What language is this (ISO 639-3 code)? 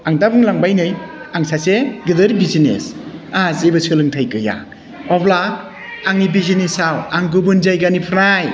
brx